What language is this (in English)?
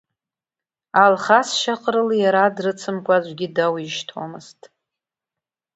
Abkhazian